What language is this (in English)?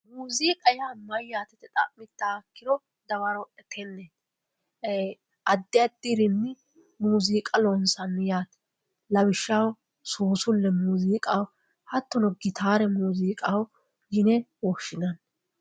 Sidamo